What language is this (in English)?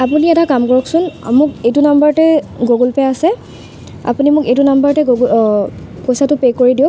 Assamese